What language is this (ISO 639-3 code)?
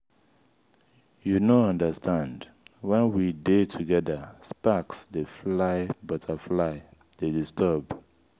pcm